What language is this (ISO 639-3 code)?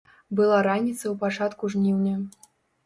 bel